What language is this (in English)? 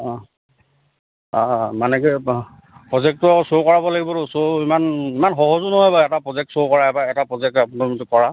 Assamese